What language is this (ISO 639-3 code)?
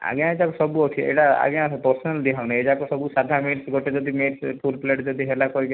ori